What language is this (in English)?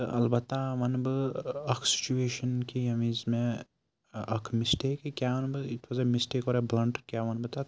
Kashmiri